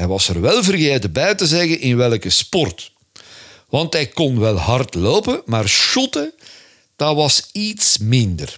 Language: Dutch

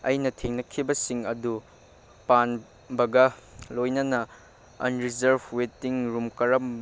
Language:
Manipuri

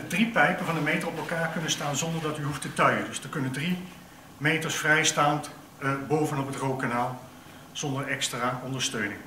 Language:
Dutch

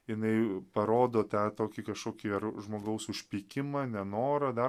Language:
Lithuanian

